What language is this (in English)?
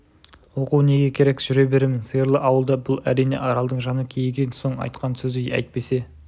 Kazakh